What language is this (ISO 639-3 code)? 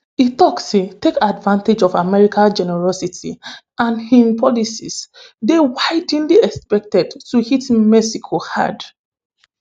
pcm